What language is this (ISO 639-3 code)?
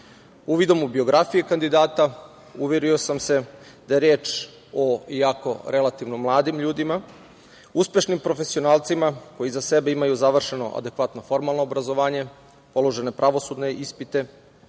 srp